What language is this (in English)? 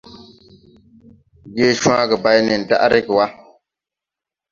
Tupuri